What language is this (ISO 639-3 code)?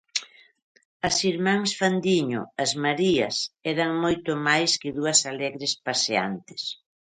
glg